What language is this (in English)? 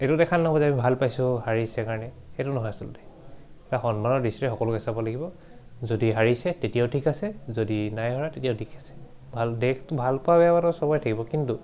Assamese